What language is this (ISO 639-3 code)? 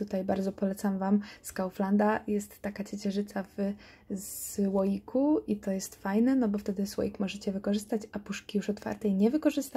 pol